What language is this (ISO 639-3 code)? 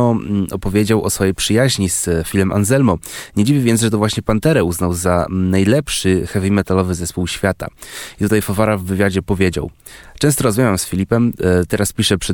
pol